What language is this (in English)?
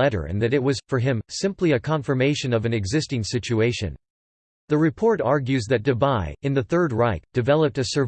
English